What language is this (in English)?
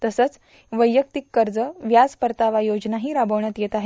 Marathi